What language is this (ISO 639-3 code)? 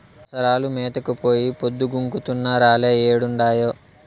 tel